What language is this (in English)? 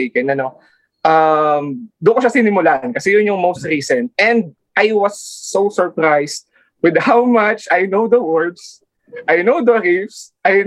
Filipino